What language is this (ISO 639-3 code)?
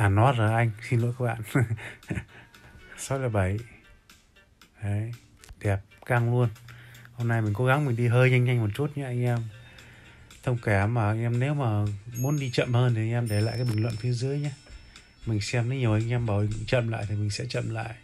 vie